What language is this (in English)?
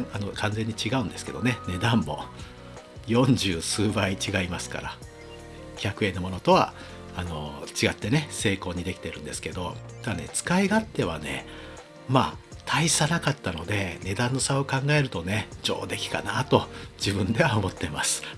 Japanese